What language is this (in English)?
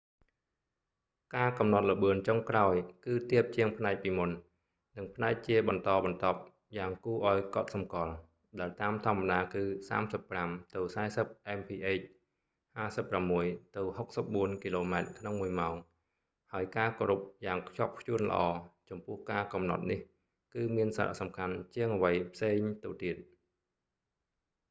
Khmer